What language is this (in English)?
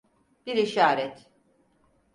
Turkish